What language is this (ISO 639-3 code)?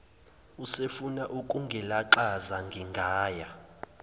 zul